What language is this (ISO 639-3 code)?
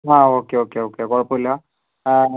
mal